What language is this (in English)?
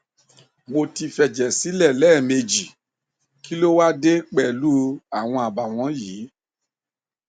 Yoruba